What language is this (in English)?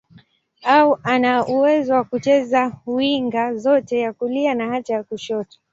Swahili